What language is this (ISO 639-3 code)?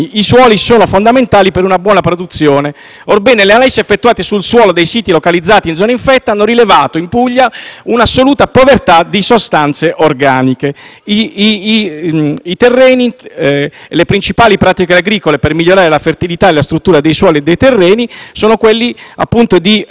ita